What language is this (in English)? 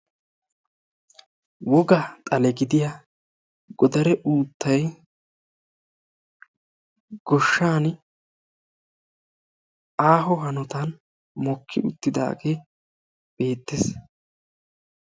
Wolaytta